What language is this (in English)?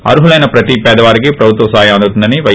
Telugu